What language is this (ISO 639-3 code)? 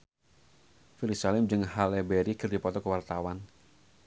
sun